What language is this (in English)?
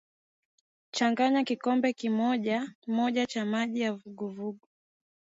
Swahili